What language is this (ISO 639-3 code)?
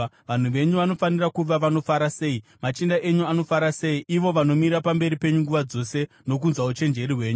sna